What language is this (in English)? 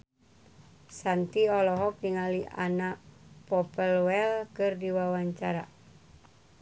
Sundanese